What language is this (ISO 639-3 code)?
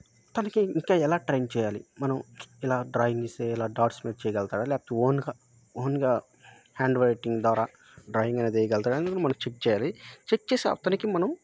tel